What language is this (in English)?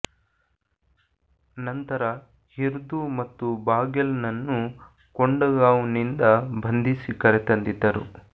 Kannada